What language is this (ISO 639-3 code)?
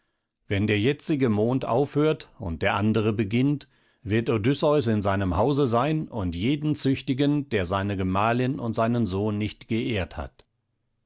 deu